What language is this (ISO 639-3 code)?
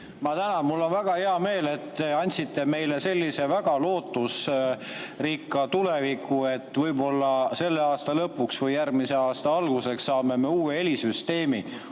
est